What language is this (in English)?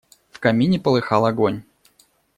Russian